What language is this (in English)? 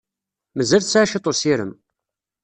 Kabyle